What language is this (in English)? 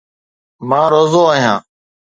Sindhi